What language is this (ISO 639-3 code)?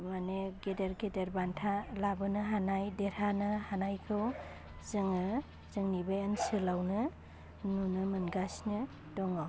brx